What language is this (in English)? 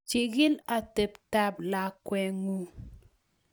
Kalenjin